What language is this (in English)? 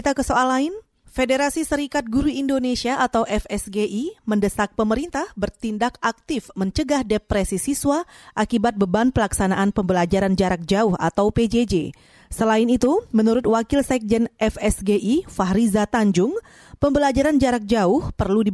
Indonesian